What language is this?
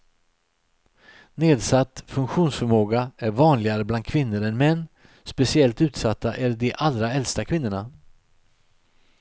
Swedish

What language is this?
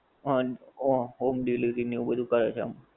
Gujarati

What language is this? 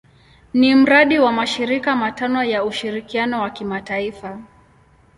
Swahili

